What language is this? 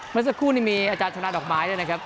Thai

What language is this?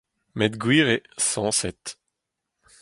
Breton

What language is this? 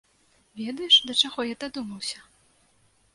Belarusian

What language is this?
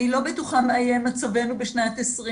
Hebrew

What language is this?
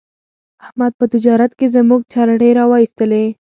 Pashto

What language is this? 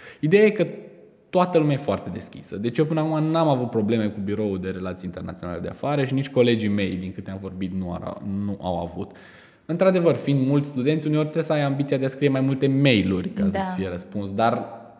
Romanian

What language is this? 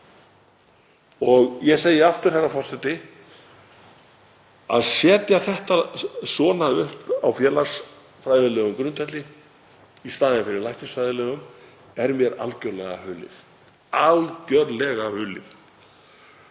Icelandic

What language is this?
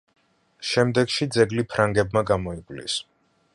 Georgian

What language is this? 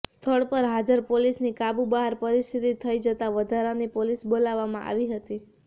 Gujarati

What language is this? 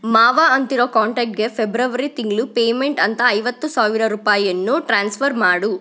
Kannada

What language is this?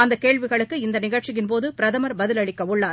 Tamil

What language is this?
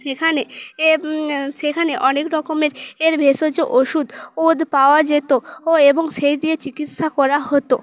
Bangla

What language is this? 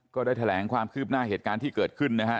Thai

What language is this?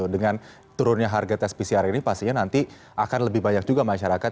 Indonesian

